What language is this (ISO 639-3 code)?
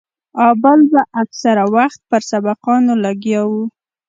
pus